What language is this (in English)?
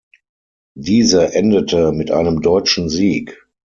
German